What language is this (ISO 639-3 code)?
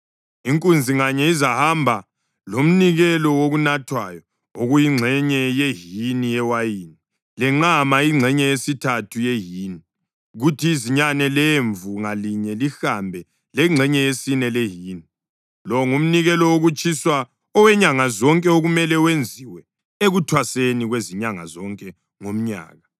nde